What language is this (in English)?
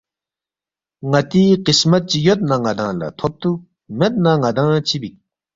Balti